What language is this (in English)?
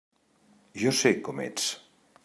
Catalan